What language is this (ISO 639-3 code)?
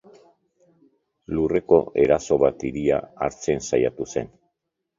eus